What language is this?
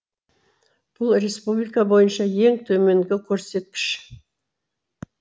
Kazakh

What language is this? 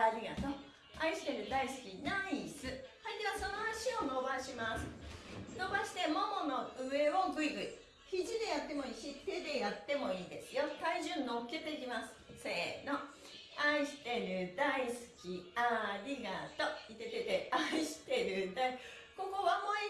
Japanese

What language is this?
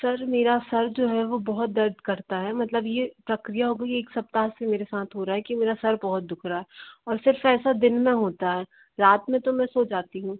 Hindi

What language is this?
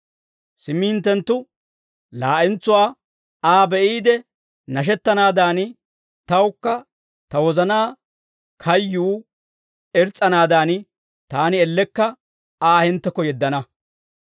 Dawro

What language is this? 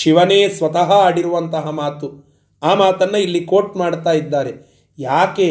Kannada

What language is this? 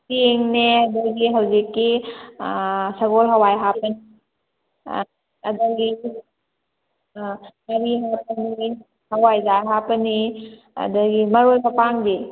Manipuri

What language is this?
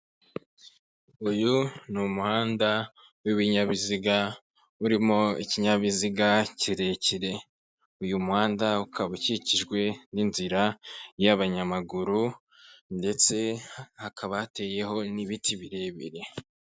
Kinyarwanda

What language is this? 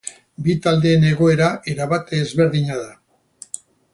Basque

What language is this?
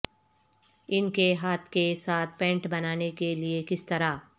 Urdu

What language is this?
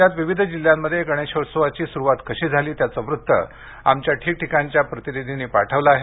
Marathi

